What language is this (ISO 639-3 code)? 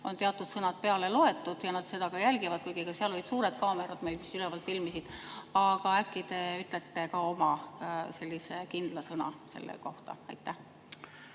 est